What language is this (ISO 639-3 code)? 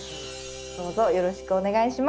jpn